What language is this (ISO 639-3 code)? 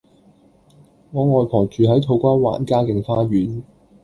yue